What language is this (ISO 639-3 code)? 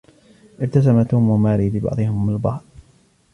ara